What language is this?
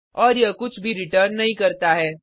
Hindi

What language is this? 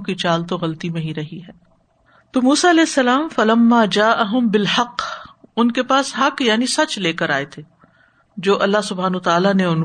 Urdu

